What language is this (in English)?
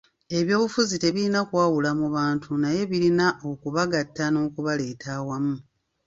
Ganda